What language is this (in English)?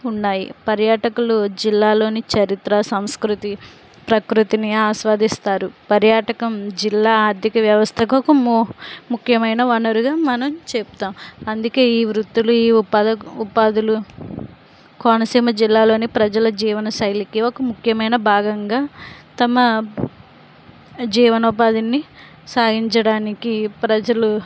Telugu